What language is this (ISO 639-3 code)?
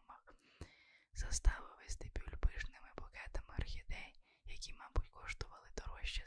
ukr